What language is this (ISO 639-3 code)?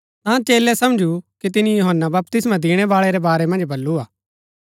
gbk